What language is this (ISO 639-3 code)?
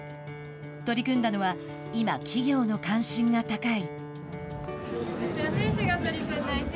jpn